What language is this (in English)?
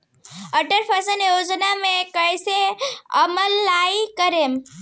Bhojpuri